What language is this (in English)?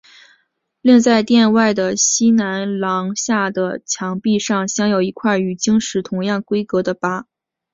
Chinese